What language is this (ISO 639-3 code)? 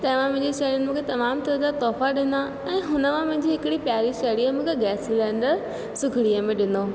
snd